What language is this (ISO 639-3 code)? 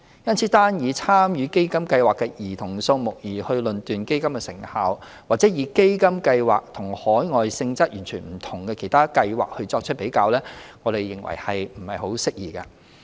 yue